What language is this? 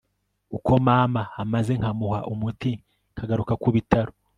Kinyarwanda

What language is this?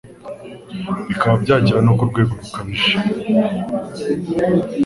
Kinyarwanda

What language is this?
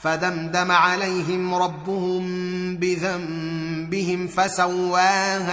Arabic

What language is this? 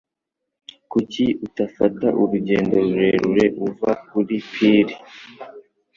Kinyarwanda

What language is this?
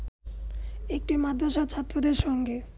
Bangla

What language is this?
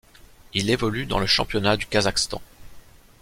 French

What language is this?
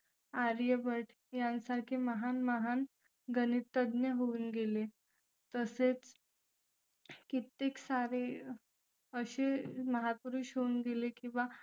Marathi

